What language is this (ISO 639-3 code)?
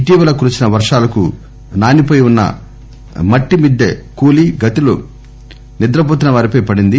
tel